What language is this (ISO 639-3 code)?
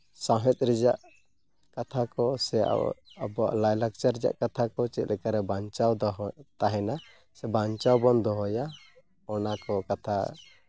sat